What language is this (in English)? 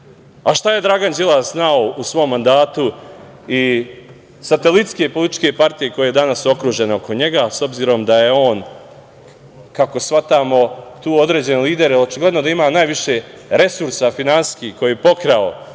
Serbian